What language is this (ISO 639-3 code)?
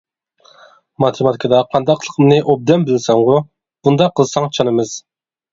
uig